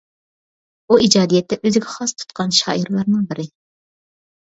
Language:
Uyghur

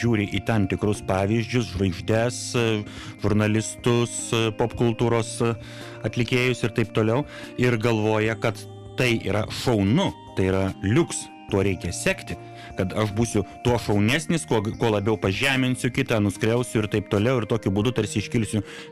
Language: Russian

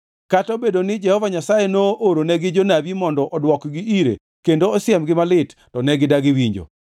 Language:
Luo (Kenya and Tanzania)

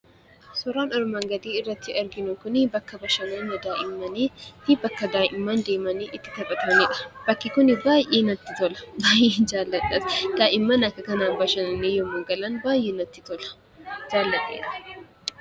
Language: Oromo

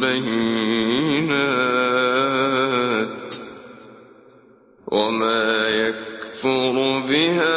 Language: Arabic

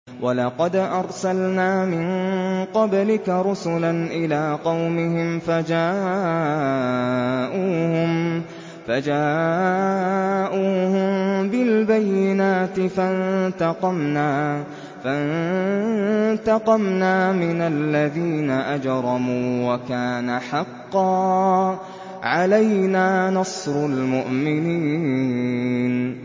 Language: Arabic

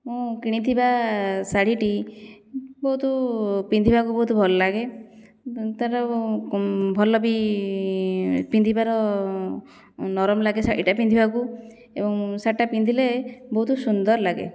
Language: Odia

